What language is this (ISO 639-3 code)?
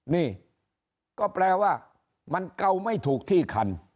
tha